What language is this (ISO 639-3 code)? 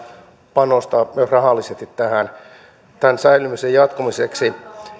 fin